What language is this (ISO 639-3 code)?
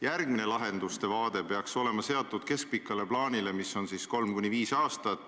est